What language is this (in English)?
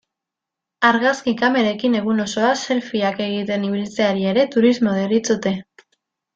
Basque